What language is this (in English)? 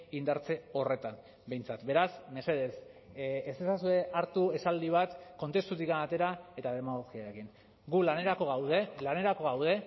Basque